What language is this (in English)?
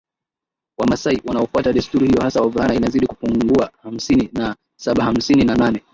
Swahili